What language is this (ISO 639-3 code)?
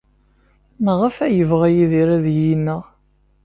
kab